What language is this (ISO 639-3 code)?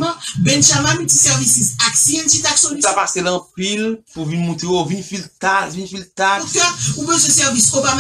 fra